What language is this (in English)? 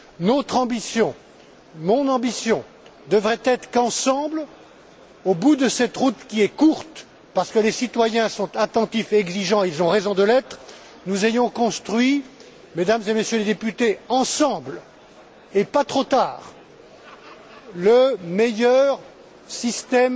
French